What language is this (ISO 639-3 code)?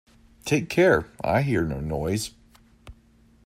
eng